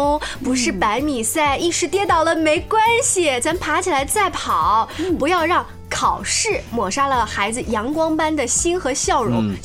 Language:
Chinese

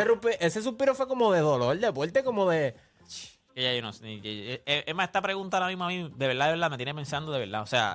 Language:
Spanish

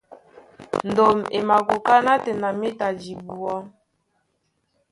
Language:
Duala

